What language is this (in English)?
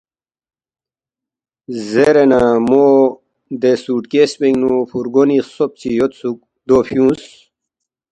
Balti